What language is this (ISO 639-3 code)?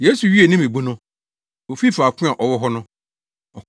aka